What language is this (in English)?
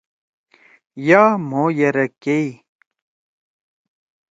Torwali